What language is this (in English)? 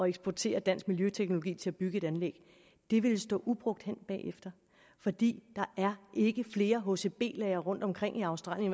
Danish